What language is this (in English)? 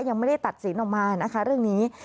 Thai